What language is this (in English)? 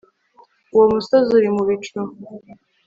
Kinyarwanda